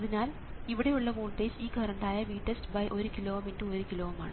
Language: Malayalam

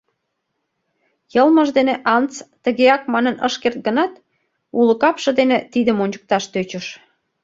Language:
Mari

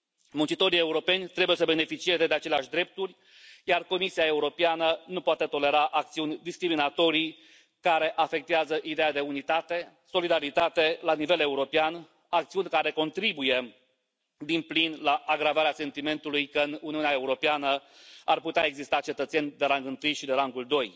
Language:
Romanian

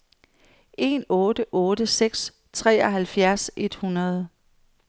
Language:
Danish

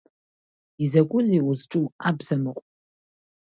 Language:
Abkhazian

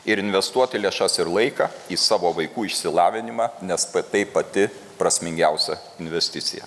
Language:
Lithuanian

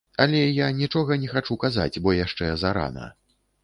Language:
Belarusian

